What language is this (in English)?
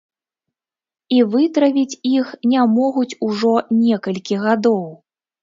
Belarusian